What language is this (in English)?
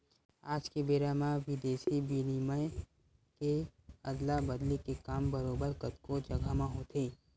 Chhattisgarhi